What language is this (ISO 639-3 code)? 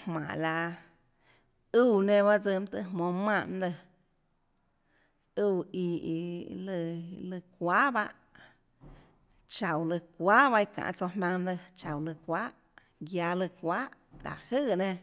ctl